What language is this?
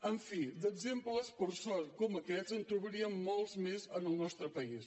Catalan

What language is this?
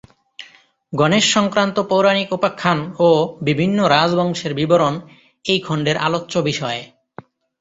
Bangla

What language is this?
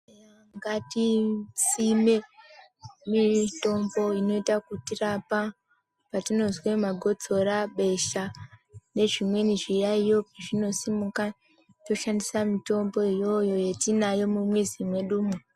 Ndau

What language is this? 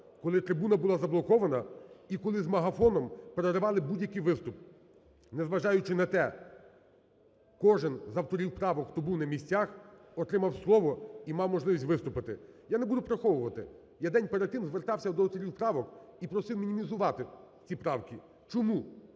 Ukrainian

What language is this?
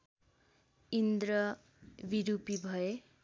Nepali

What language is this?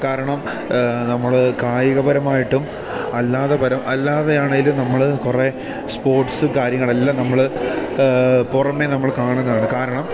Malayalam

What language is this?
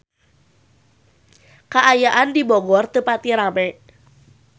Sundanese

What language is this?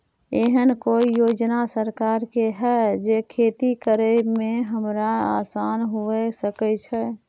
Maithili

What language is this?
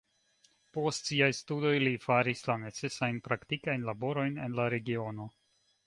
Esperanto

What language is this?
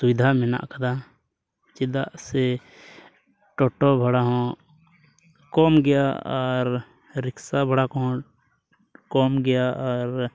Santali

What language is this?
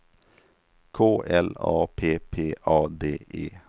Swedish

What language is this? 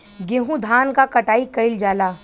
Bhojpuri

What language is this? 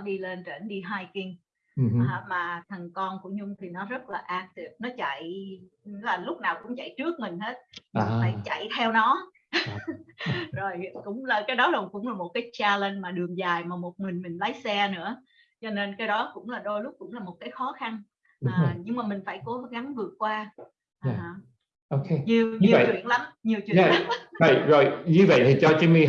Vietnamese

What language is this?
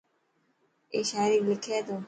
Dhatki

